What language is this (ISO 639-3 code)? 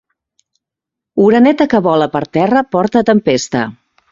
cat